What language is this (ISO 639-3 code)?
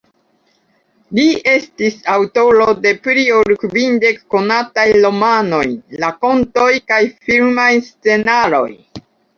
epo